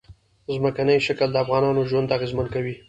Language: Pashto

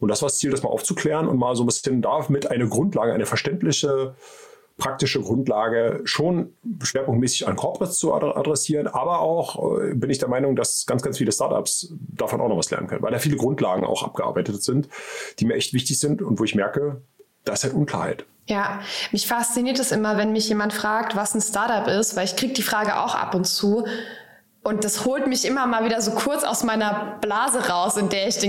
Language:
German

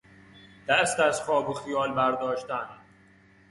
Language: Persian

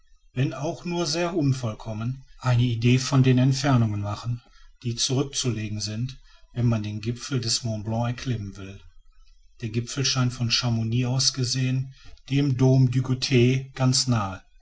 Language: German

